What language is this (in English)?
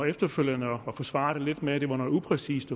Danish